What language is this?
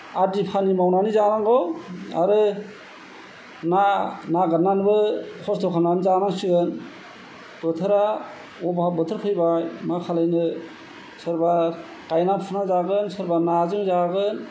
Bodo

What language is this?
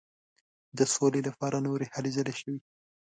Pashto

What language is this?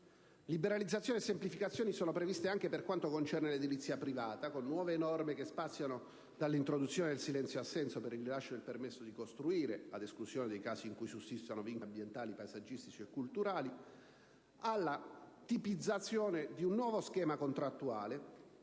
Italian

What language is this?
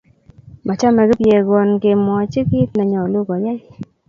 Kalenjin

